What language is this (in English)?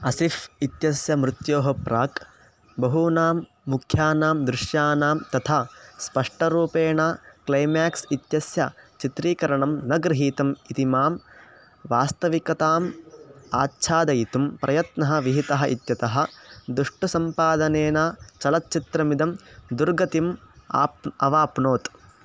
Sanskrit